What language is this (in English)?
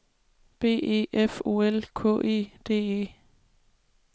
Danish